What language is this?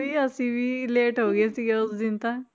Punjabi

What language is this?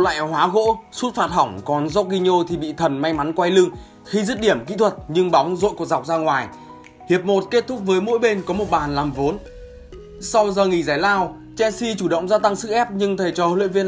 Vietnamese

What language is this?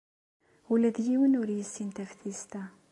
Kabyle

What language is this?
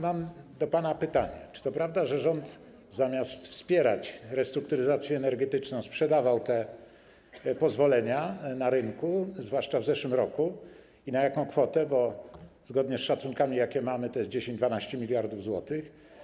Polish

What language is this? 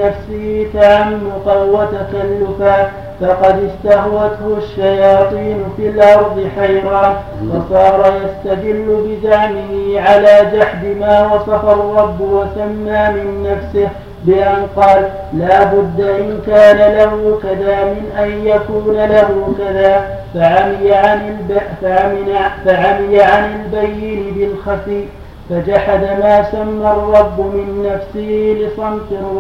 Arabic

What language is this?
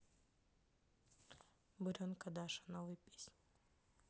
Russian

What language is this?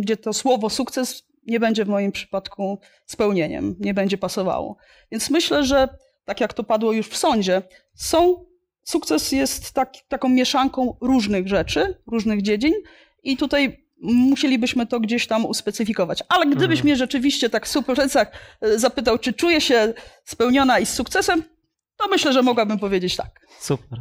Polish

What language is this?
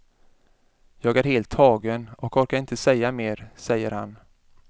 Swedish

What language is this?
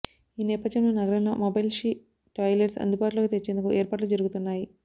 Telugu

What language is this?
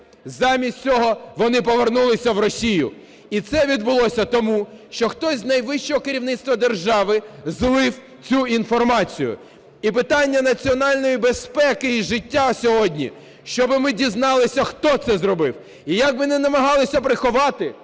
Ukrainian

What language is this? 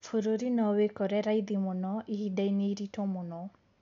Kikuyu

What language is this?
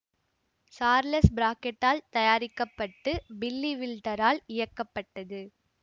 Tamil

